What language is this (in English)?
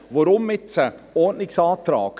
Swiss German